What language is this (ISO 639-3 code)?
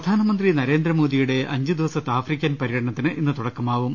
mal